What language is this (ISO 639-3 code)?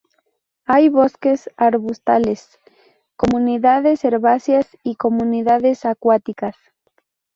spa